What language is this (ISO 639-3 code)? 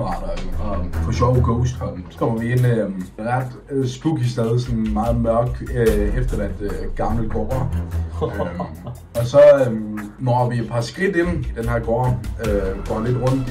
dan